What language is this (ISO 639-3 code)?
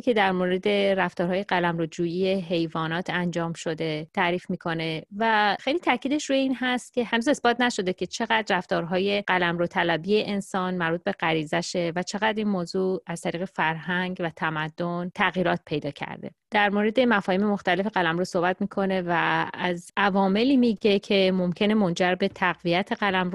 fas